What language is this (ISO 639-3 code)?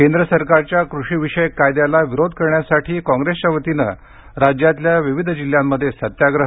mar